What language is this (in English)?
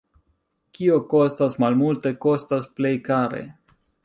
Esperanto